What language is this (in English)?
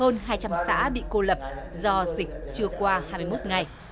Vietnamese